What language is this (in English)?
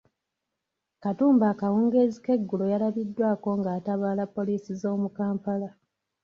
Ganda